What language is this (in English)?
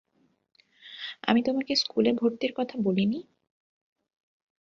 Bangla